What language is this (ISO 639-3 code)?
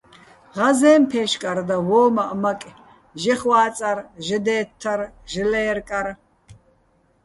bbl